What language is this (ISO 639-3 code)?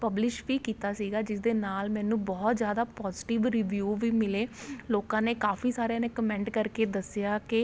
pan